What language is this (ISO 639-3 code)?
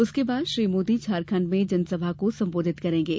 hin